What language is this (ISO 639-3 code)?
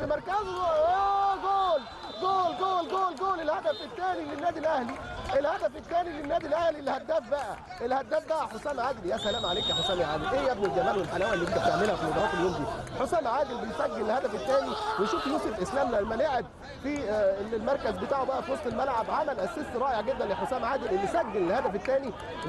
ara